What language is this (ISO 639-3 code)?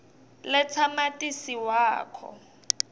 ssw